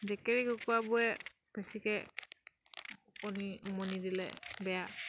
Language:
Assamese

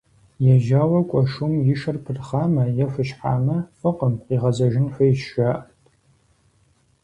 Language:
Kabardian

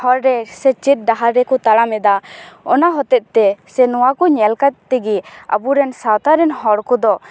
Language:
Santali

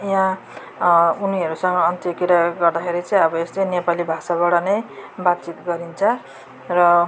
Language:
Nepali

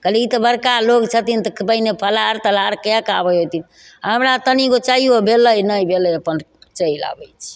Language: Maithili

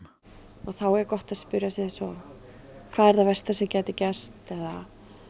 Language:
Icelandic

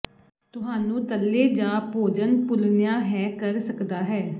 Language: Punjabi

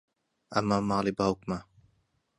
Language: Central Kurdish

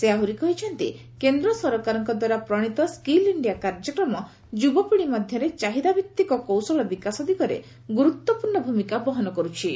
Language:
Odia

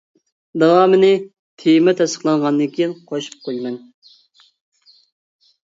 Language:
Uyghur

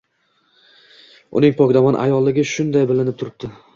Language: Uzbek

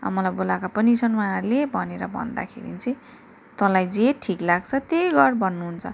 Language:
Nepali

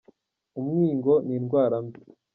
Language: Kinyarwanda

